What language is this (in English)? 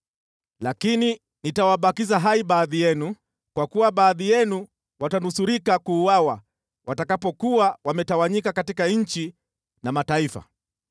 Swahili